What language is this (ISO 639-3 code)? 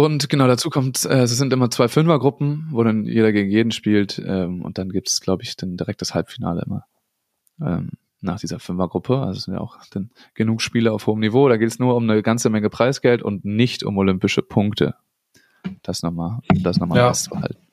deu